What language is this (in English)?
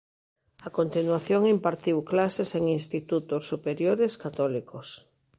Galician